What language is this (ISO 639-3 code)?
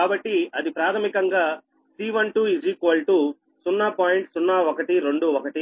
tel